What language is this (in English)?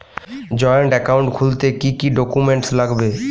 Bangla